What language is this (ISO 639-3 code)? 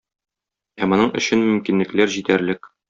tat